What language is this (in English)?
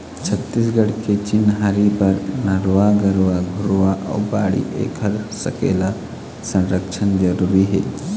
Chhattisgarhi